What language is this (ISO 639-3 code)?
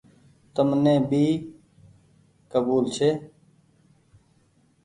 gig